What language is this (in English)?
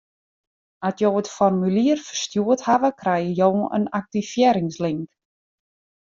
Western Frisian